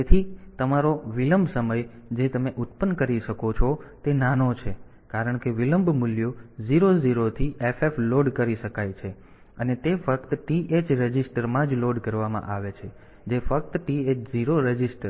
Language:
Gujarati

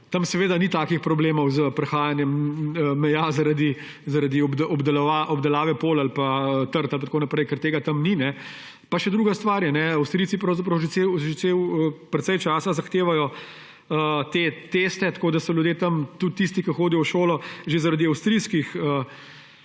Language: Slovenian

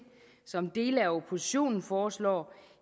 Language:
Danish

